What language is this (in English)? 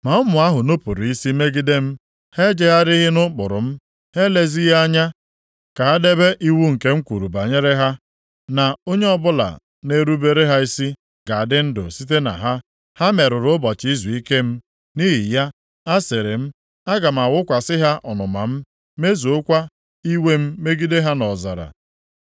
Igbo